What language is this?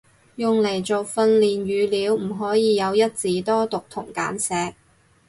Cantonese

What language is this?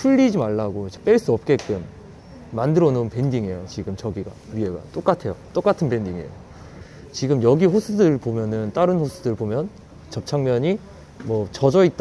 Korean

